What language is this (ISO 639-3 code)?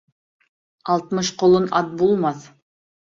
bak